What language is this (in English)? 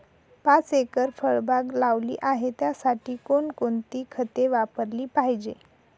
Marathi